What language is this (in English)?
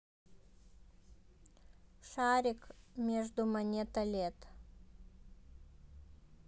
Russian